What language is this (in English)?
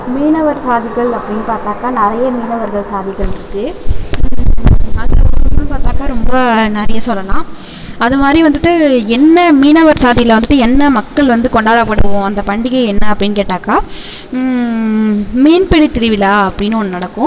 Tamil